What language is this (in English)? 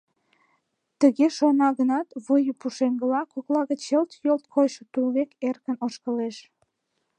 Mari